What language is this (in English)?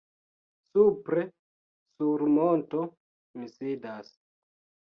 Esperanto